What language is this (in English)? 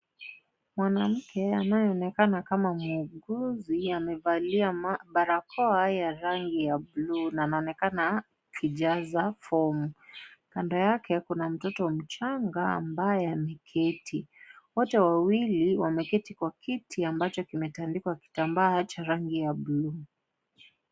Swahili